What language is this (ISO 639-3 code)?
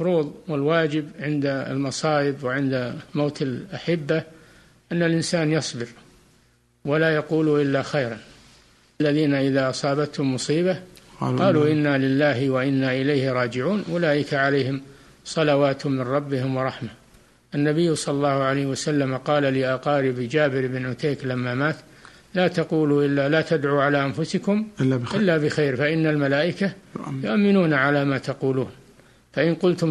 ara